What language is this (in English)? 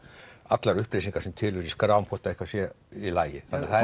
Icelandic